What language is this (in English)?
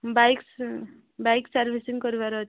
Odia